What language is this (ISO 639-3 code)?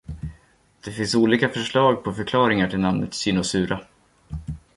swe